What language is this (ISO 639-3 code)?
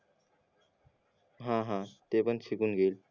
mar